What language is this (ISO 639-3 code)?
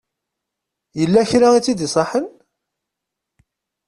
kab